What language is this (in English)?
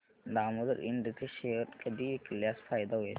Marathi